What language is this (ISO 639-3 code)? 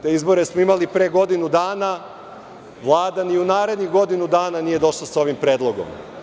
srp